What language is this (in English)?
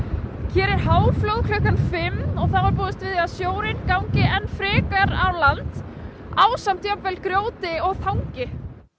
Icelandic